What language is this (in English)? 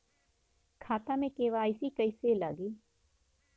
Bhojpuri